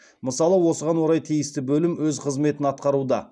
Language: Kazakh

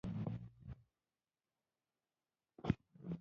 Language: Pashto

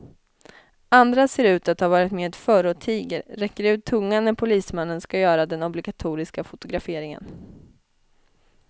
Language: Swedish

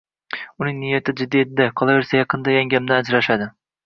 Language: Uzbek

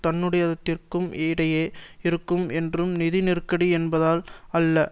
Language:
Tamil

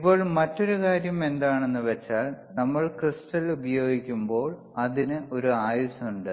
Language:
Malayalam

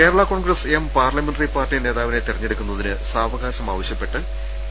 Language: Malayalam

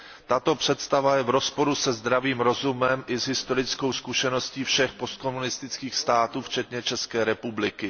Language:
Czech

